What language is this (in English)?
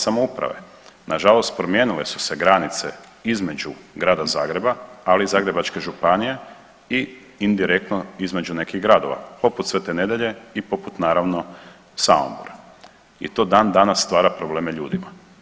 Croatian